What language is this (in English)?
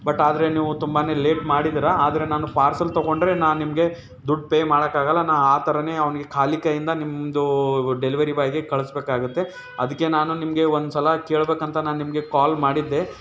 Kannada